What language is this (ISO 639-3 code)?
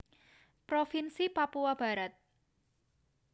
jav